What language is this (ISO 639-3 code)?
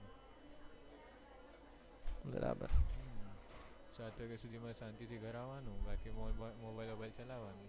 guj